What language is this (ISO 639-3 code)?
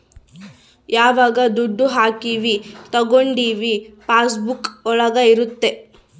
kan